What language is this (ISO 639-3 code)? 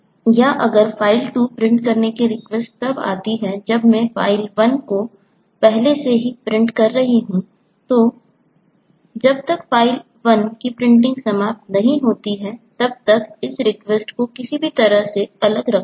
hin